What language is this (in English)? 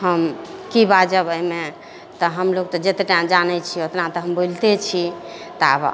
Maithili